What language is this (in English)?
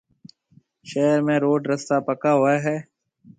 Marwari (Pakistan)